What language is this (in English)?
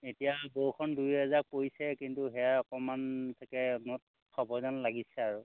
Assamese